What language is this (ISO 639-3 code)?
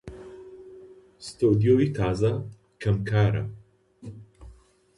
ckb